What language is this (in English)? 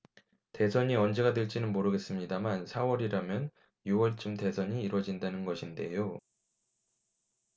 Korean